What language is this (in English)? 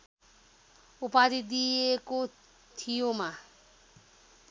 Nepali